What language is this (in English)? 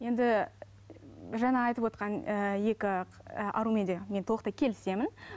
Kazakh